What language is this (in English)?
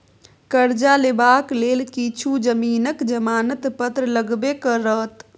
Maithili